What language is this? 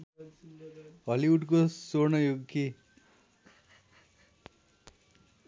Nepali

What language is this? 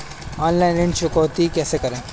Hindi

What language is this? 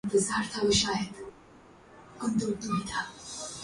Urdu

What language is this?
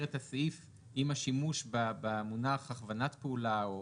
Hebrew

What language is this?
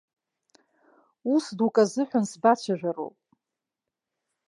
Abkhazian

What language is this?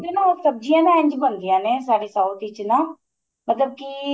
Punjabi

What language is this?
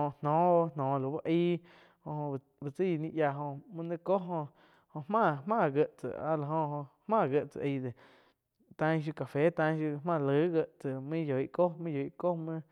Quiotepec Chinantec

